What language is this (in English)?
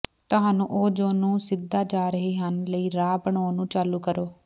Punjabi